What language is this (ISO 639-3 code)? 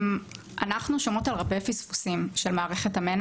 heb